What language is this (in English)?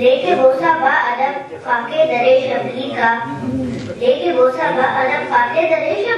Arabic